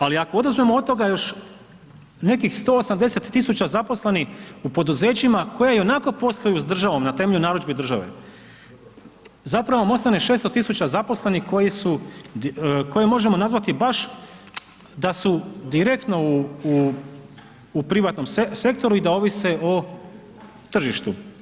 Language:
Croatian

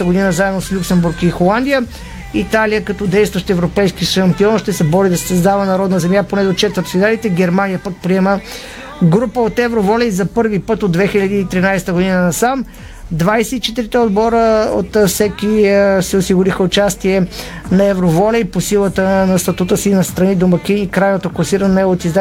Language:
Bulgarian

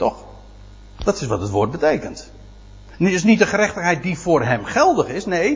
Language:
Dutch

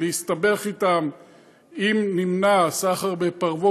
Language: Hebrew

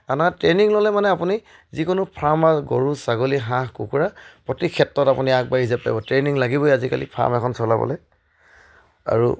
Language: Assamese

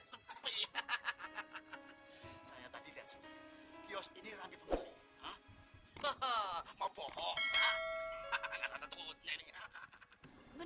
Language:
Indonesian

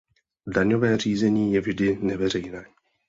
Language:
Czech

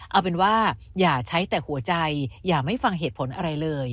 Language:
Thai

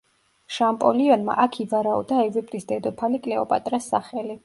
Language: Georgian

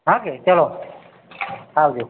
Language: Gujarati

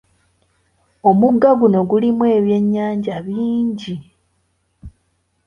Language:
Ganda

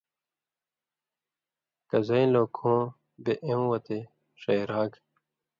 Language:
Indus Kohistani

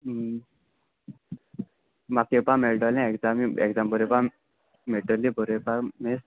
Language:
Konkani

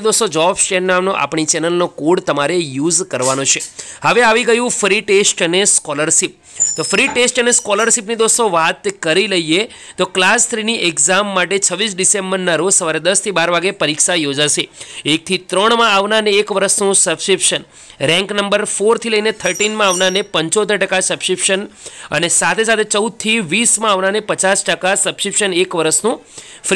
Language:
Hindi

